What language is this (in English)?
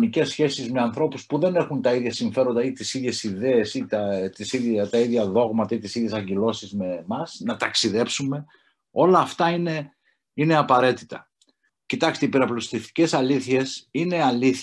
Greek